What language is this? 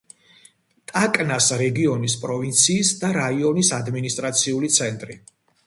Georgian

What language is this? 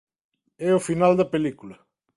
Galician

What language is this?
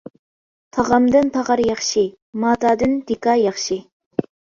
Uyghur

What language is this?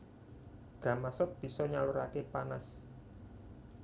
Javanese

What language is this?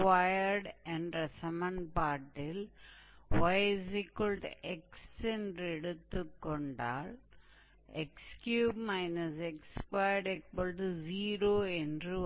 Tamil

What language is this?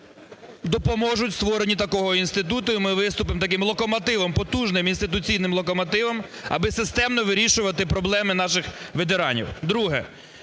Ukrainian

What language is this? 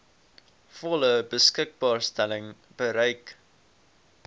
Afrikaans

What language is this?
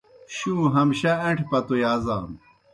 Kohistani Shina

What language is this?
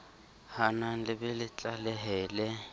Southern Sotho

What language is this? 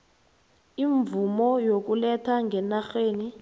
South Ndebele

